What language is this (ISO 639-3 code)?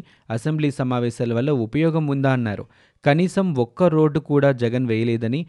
tel